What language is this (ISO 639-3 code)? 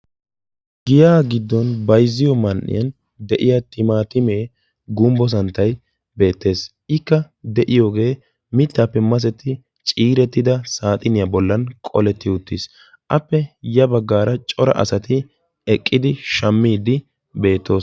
wal